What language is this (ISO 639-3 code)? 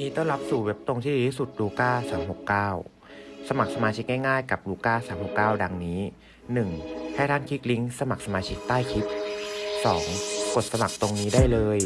tha